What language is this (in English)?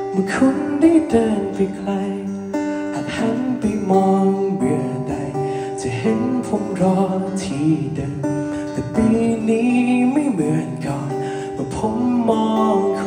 Thai